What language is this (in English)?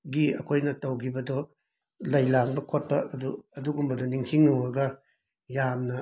Manipuri